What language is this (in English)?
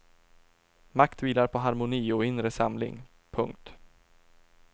Swedish